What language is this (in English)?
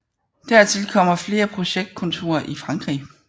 Danish